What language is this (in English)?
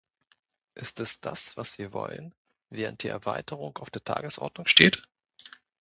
German